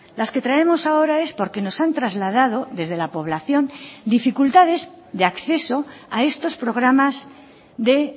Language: Spanish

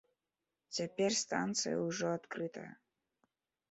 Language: Belarusian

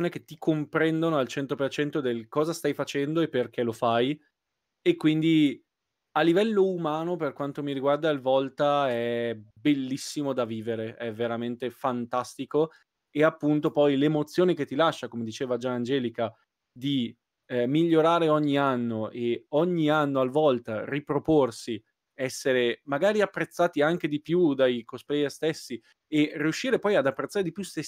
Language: Italian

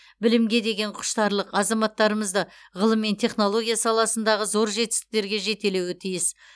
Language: Kazakh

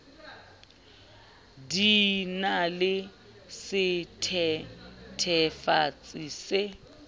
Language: Southern Sotho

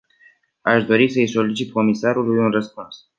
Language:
Romanian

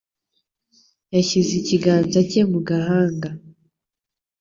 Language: Kinyarwanda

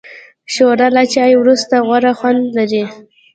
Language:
Pashto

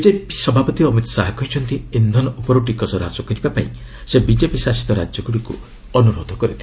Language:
Odia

